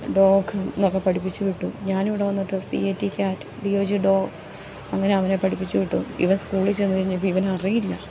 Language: Malayalam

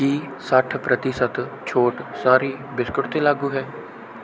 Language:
Punjabi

